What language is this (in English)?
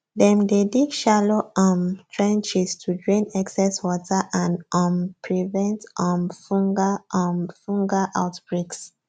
Nigerian Pidgin